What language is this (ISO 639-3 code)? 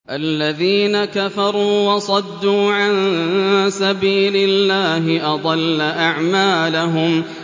ara